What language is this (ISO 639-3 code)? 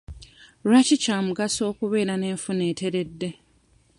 lug